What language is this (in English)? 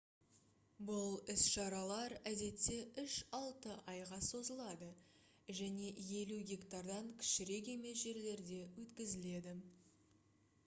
Kazakh